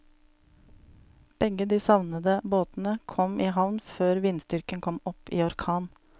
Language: Norwegian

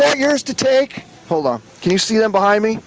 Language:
English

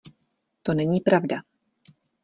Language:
Czech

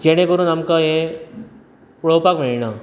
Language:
Konkani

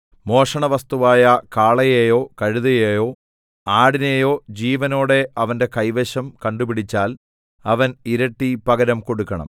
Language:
Malayalam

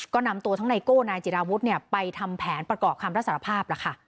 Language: Thai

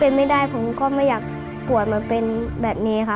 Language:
Thai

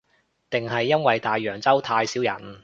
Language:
Cantonese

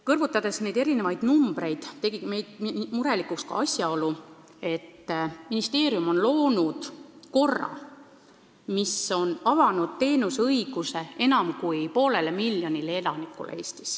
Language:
Estonian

